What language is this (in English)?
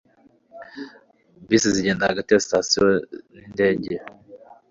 Kinyarwanda